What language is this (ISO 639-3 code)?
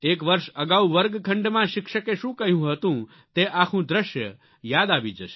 guj